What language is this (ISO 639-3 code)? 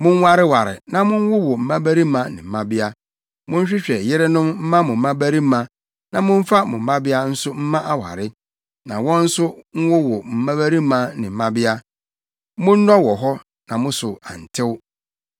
aka